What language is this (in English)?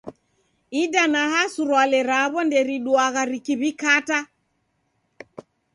Taita